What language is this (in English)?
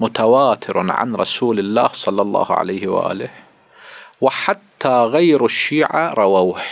Arabic